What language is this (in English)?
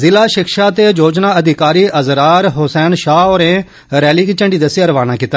Dogri